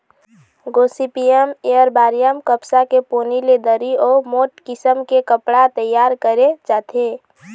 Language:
Chhattisgarhi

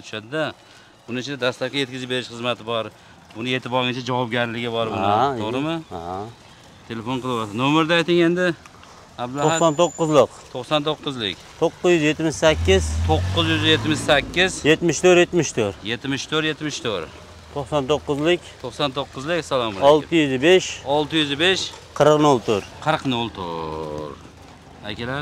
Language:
Turkish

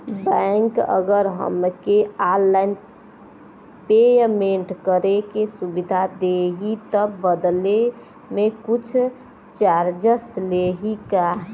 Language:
Bhojpuri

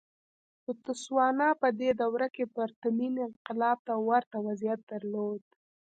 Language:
Pashto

